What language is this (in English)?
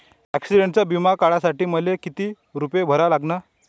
Marathi